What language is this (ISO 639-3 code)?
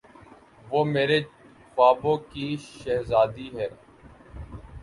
urd